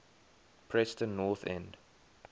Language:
English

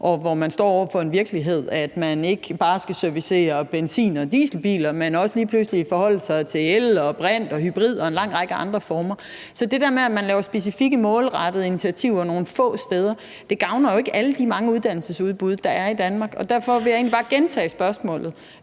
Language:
Danish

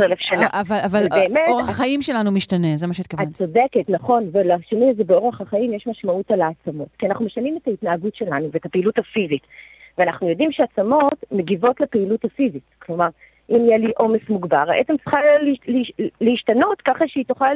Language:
Hebrew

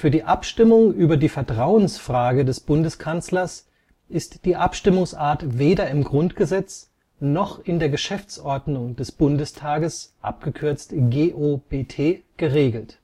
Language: German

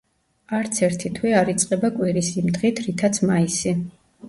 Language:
Georgian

